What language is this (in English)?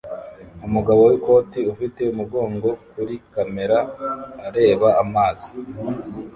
Kinyarwanda